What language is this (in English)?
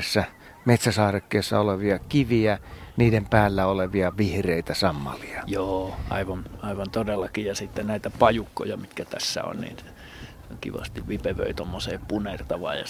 Finnish